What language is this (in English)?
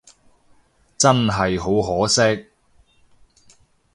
Cantonese